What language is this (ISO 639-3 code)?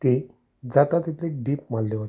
kok